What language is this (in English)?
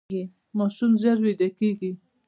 Pashto